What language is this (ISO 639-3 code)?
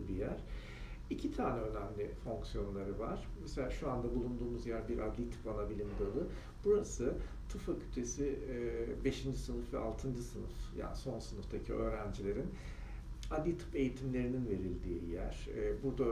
tur